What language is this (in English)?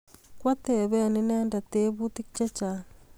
Kalenjin